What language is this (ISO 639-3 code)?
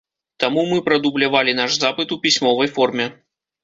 bel